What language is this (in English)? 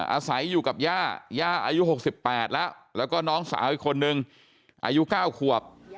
Thai